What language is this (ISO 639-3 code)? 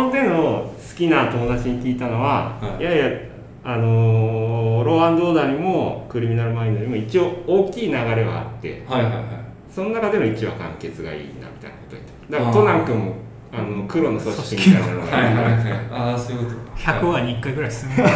jpn